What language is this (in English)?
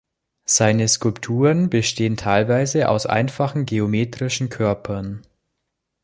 German